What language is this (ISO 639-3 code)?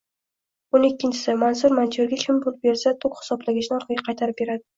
uzb